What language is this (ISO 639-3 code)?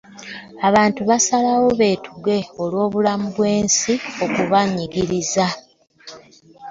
lug